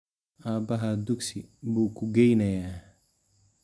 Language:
Somali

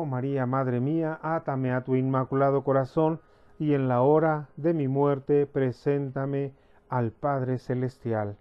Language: Spanish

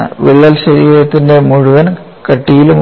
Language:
Malayalam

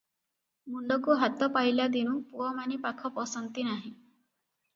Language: Odia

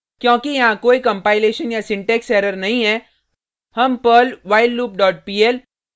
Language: Hindi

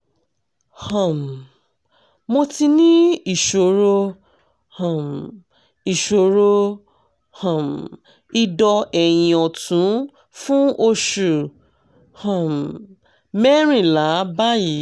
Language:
Yoruba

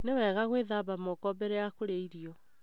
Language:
Kikuyu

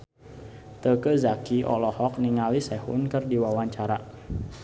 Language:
Sundanese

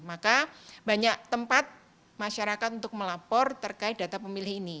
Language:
Indonesian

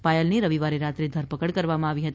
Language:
Gujarati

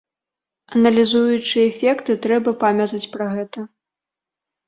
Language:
Belarusian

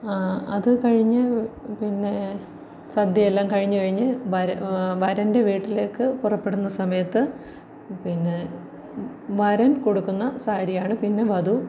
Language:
Malayalam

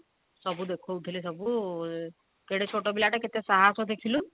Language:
Odia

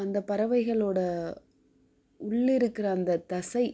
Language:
Tamil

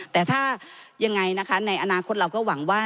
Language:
Thai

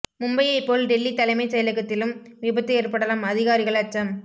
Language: Tamil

